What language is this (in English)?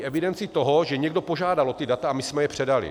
Czech